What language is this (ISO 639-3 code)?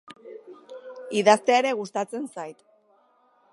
eus